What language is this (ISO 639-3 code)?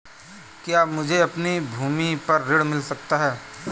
hin